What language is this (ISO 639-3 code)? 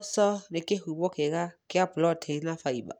kik